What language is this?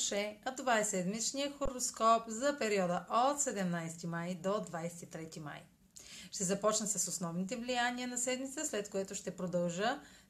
Bulgarian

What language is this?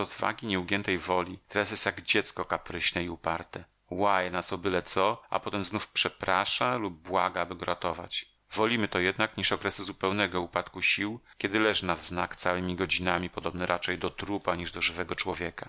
Polish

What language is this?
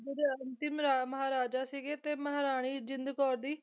Punjabi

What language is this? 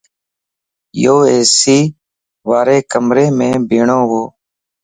Lasi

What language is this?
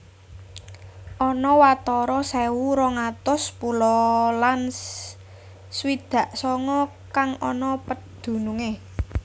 Javanese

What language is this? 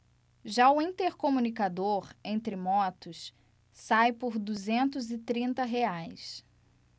Portuguese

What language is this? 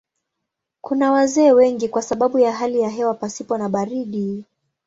Swahili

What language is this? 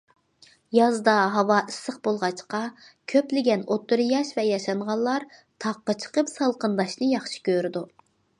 Uyghur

